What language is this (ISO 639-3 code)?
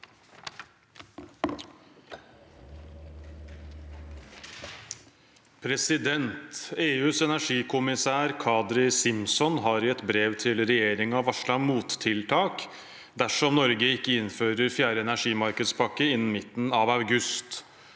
nor